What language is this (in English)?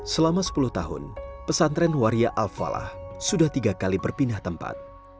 Indonesian